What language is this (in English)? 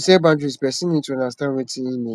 Nigerian Pidgin